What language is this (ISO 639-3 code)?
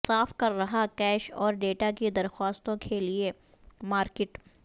urd